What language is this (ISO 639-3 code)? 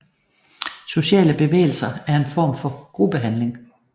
dan